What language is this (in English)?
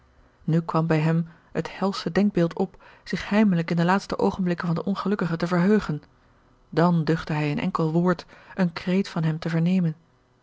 Dutch